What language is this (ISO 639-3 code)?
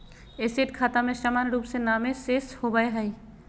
mag